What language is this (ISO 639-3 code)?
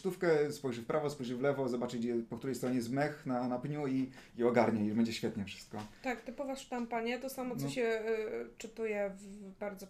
pol